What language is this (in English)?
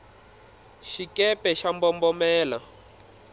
Tsonga